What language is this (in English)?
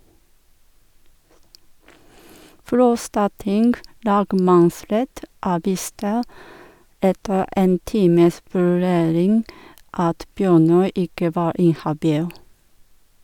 Norwegian